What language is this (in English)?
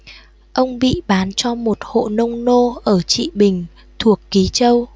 Vietnamese